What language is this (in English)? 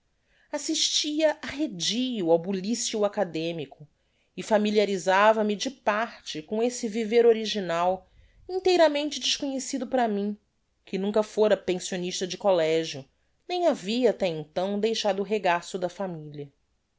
Portuguese